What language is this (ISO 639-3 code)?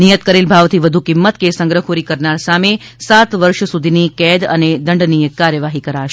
guj